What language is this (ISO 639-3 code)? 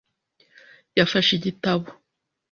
kin